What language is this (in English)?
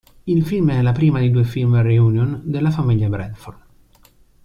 Italian